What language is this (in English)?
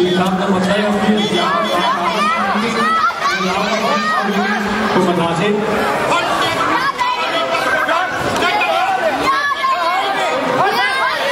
Danish